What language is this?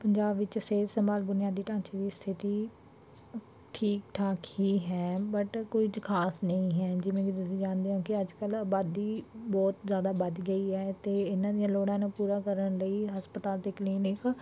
Punjabi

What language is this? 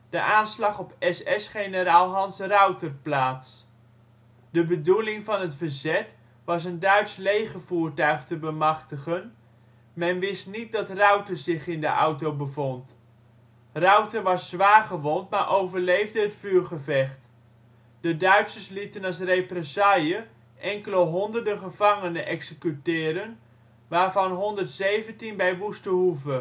Dutch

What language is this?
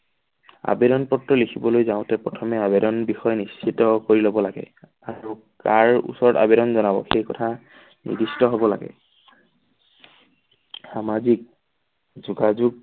Assamese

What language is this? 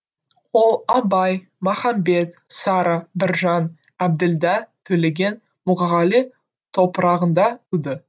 Kazakh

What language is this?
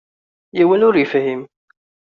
Kabyle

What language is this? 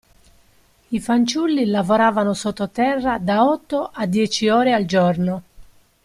Italian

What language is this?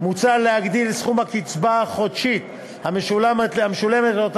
Hebrew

